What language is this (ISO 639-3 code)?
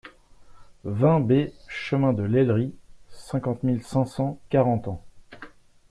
fra